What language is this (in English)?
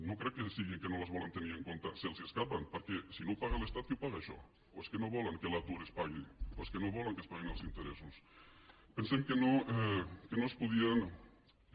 Catalan